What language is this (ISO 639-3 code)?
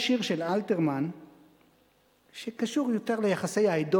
heb